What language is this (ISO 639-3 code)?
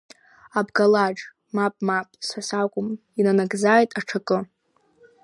abk